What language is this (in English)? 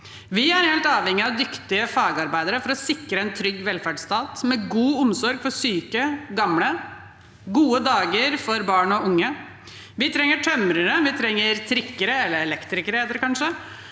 Norwegian